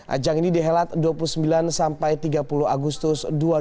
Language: Indonesian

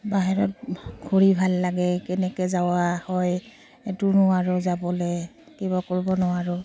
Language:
Assamese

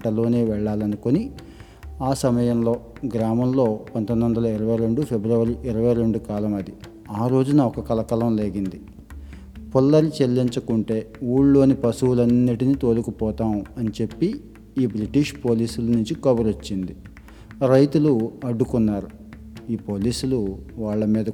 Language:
Telugu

